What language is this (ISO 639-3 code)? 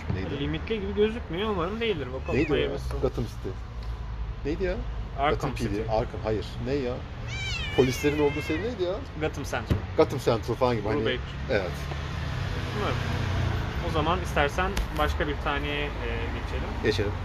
tur